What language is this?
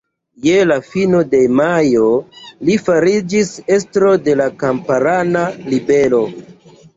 Esperanto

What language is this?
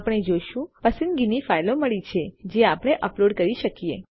Gujarati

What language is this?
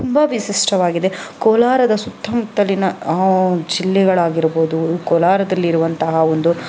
Kannada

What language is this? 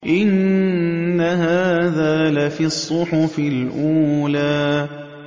Arabic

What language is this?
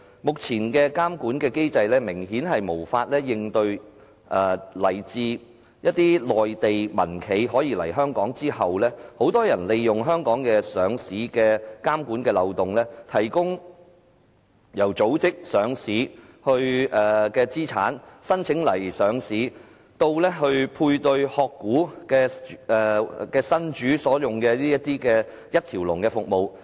Cantonese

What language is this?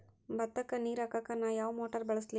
Kannada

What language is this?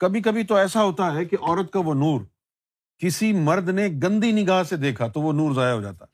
Urdu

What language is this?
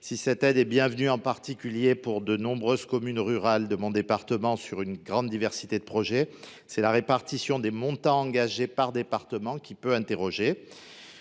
French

